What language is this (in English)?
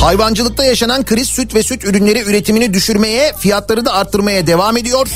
Turkish